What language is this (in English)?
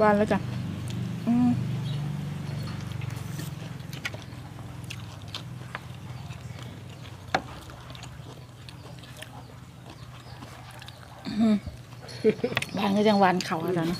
Thai